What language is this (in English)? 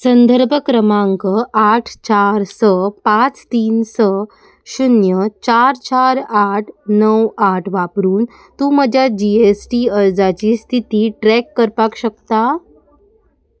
Konkani